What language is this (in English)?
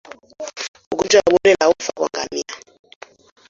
Swahili